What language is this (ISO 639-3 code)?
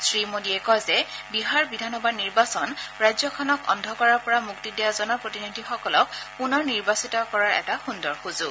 asm